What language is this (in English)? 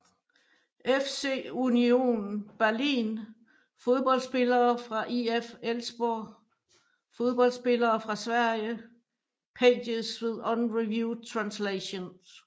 Danish